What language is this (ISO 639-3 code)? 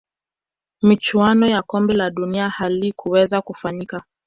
swa